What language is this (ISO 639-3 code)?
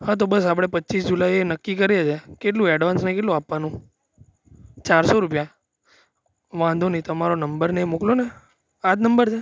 guj